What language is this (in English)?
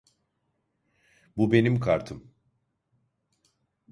Turkish